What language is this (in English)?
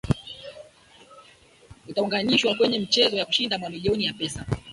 Swahili